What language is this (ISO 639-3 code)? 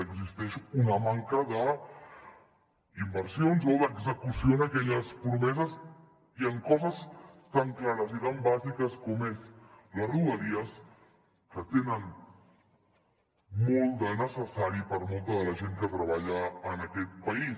cat